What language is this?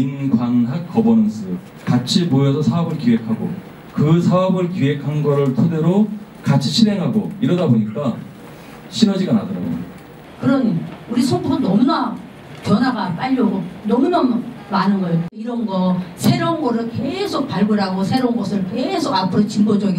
Korean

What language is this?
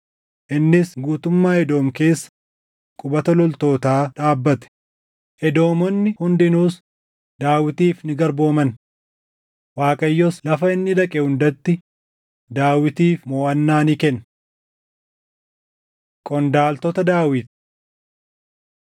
Oromo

